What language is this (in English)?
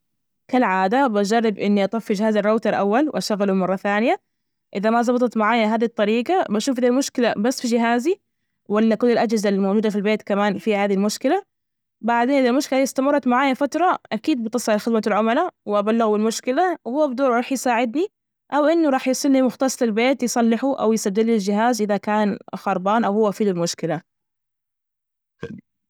Najdi Arabic